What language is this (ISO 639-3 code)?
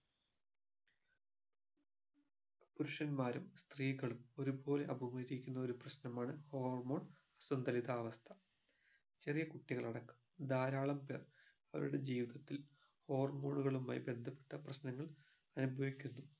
mal